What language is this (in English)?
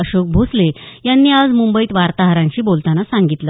Marathi